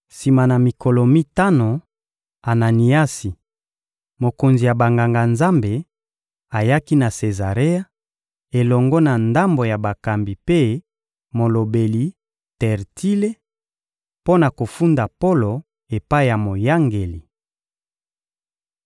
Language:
Lingala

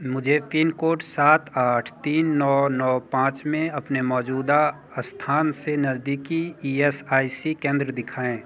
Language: Hindi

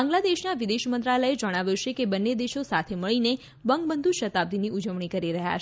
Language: Gujarati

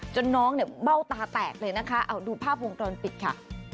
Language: Thai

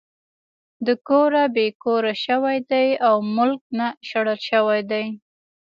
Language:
Pashto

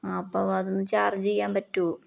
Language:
Malayalam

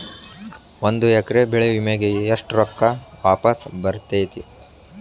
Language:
Kannada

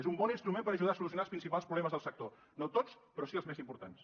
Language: Catalan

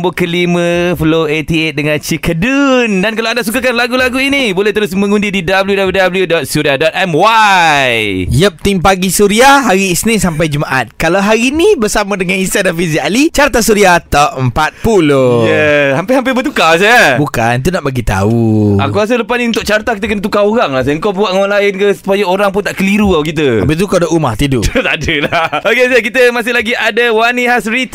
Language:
Malay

